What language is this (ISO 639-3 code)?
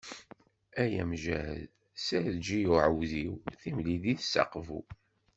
kab